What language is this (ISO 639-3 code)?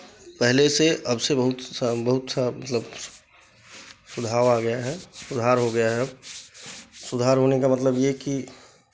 hin